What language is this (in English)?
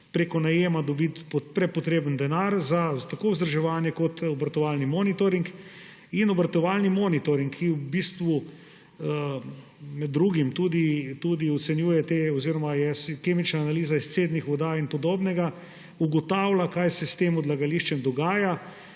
Slovenian